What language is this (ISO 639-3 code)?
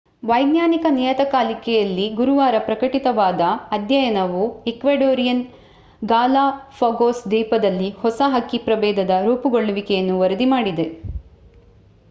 kan